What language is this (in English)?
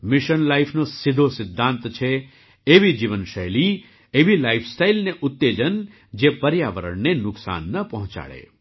Gujarati